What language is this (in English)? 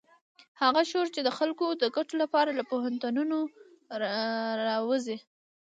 Pashto